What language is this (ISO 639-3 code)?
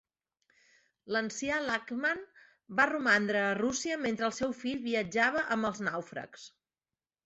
cat